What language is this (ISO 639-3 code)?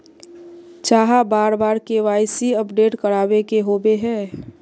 mag